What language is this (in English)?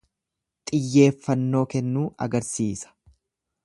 Oromo